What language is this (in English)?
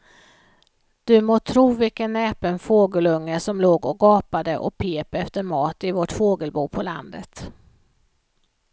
Swedish